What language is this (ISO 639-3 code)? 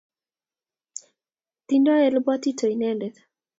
kln